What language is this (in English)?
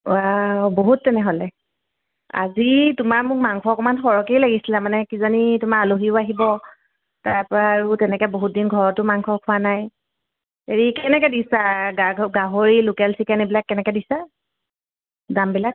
Assamese